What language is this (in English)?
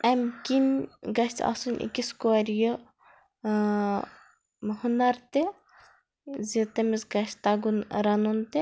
Kashmiri